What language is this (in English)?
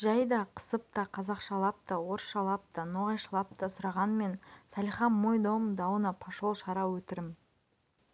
Kazakh